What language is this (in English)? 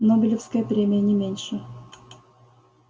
Russian